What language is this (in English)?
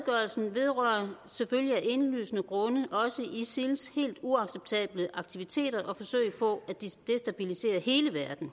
Danish